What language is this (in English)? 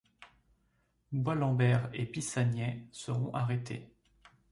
French